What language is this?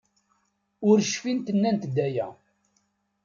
Kabyle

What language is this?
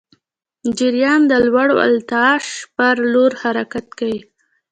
Pashto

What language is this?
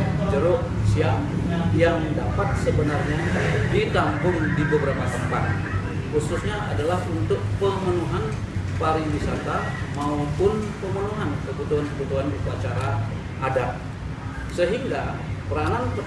Indonesian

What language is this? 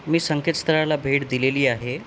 Marathi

